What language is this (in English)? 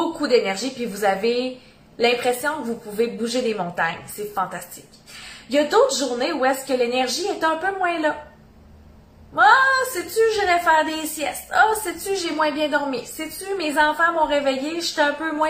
French